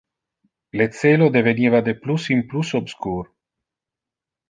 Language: Interlingua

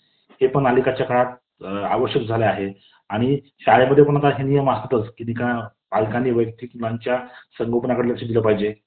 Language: Marathi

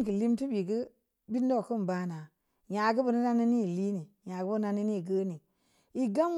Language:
Samba Leko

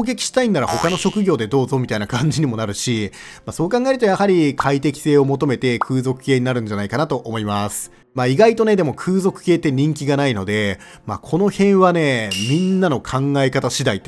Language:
Japanese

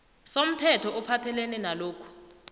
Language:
South Ndebele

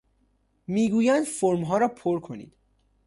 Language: Persian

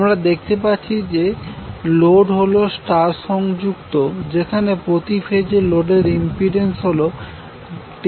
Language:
Bangla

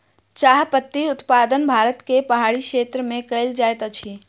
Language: Maithili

